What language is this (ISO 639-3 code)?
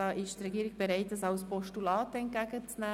gsw